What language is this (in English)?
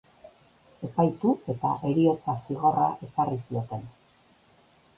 Basque